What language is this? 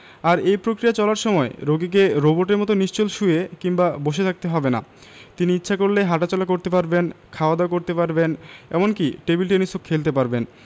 Bangla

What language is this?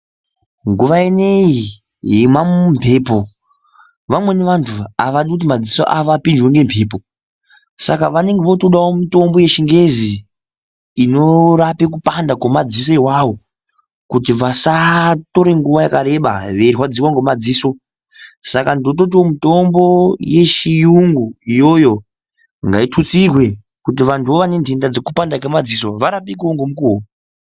Ndau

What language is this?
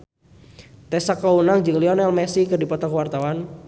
Sundanese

